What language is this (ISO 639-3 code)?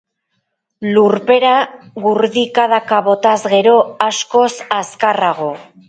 eus